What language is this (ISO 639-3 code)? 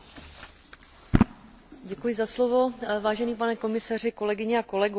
ces